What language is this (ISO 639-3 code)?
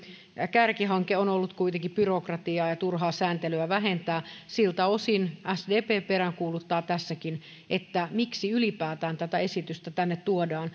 fin